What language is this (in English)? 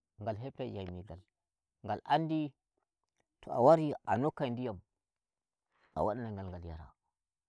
Nigerian Fulfulde